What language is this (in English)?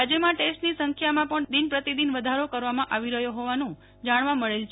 Gujarati